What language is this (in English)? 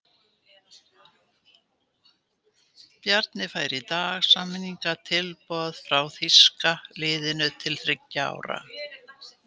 Icelandic